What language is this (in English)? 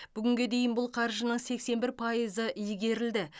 Kazakh